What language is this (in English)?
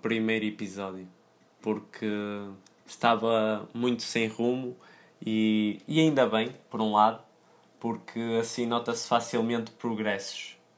Portuguese